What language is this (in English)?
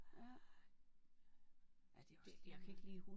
Danish